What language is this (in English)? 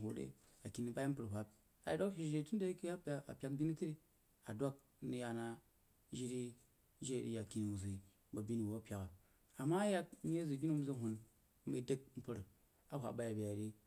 Jiba